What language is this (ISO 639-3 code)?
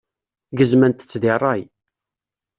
kab